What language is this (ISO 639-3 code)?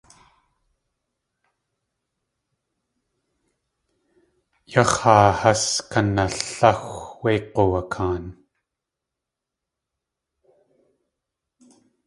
tli